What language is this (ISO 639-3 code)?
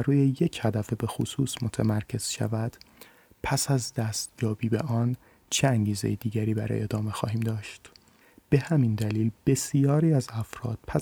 fas